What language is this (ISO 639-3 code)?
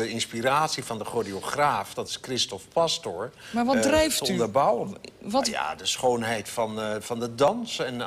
nld